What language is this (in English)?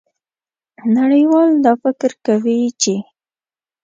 Pashto